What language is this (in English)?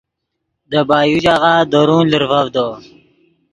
Yidgha